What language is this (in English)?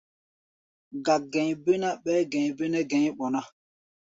Gbaya